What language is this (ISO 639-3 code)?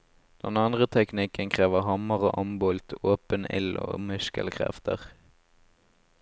nor